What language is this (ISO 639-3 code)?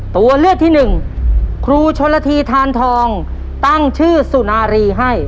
tha